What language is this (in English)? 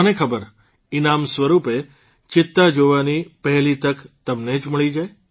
Gujarati